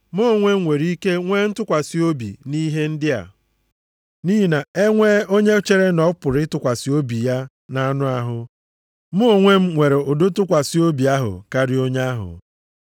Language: Igbo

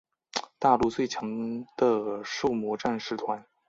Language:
Chinese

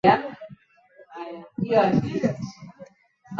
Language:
Swahili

